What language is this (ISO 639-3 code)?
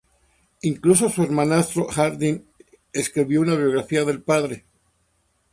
spa